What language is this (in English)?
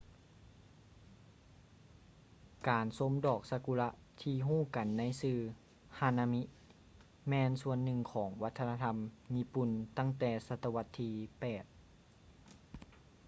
Lao